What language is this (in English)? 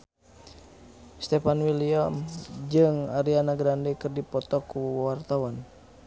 Sundanese